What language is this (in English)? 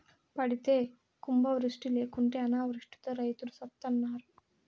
Telugu